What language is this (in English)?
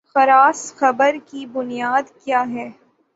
Urdu